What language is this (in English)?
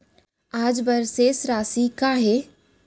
Chhattisgarhi